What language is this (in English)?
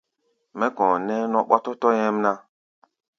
Gbaya